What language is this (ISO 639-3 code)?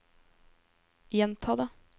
nor